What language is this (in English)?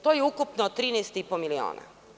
Serbian